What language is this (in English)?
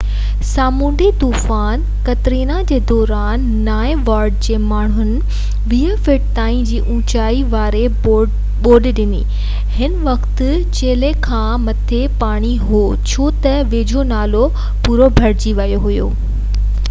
Sindhi